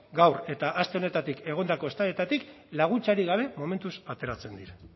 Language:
Basque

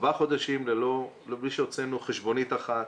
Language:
Hebrew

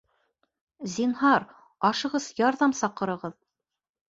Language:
Bashkir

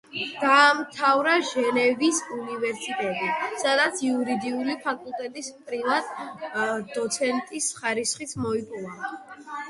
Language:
Georgian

